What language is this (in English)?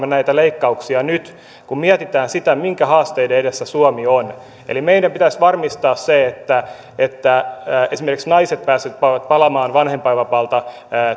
Finnish